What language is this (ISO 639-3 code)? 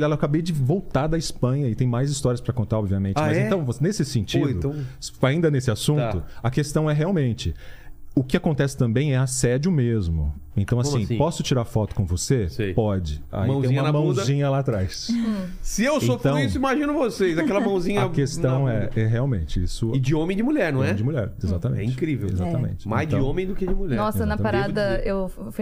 por